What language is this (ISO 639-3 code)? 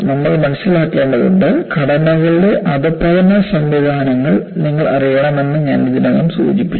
mal